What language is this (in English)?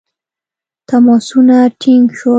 Pashto